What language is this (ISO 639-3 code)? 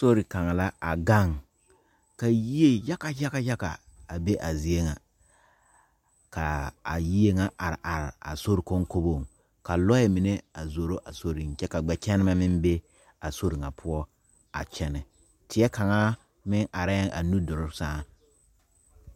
dga